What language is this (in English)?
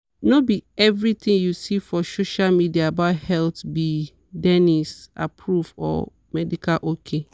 Nigerian Pidgin